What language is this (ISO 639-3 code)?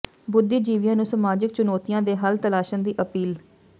pan